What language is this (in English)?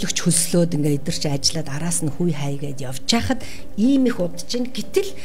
Turkish